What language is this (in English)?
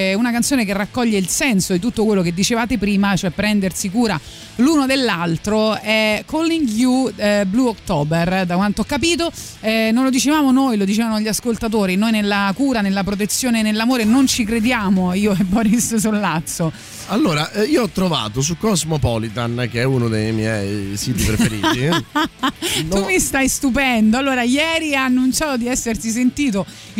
Italian